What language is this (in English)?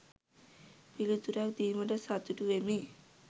Sinhala